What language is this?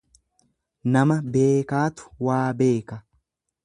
Oromo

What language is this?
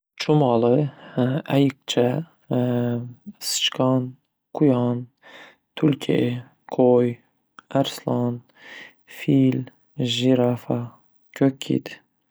Uzbek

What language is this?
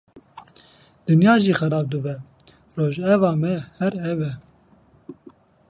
Kurdish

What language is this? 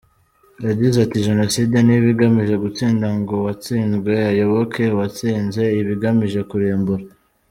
Kinyarwanda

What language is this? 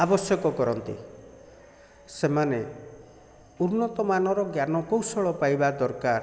Odia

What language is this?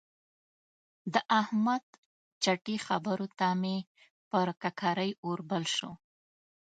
Pashto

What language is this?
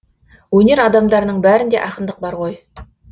Kazakh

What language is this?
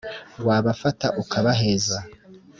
Kinyarwanda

